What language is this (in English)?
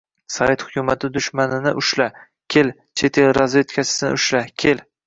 Uzbek